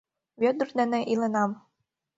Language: Mari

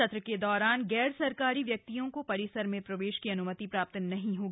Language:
Hindi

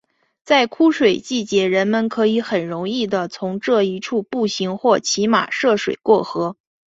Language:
Chinese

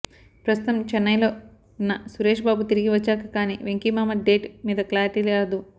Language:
Telugu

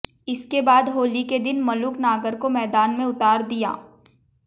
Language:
Hindi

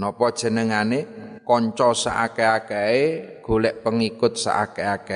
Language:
Indonesian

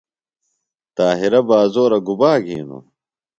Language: Phalura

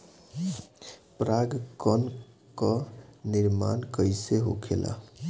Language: Bhojpuri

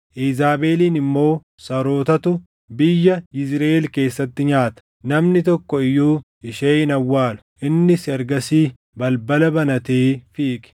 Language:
Oromo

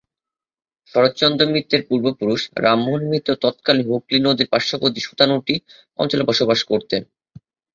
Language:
Bangla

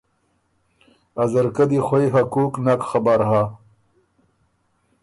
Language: Ormuri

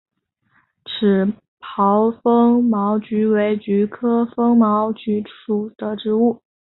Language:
Chinese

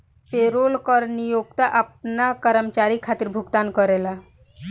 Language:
Bhojpuri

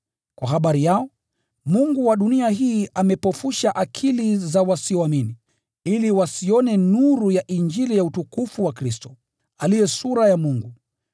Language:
Swahili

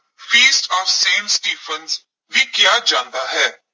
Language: Punjabi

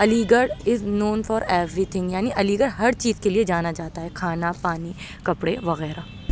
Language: Urdu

